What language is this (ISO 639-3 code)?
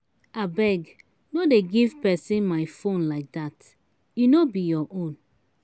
pcm